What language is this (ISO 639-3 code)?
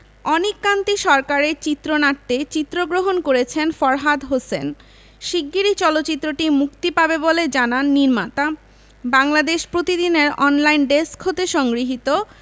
ben